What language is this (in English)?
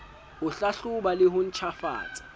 Southern Sotho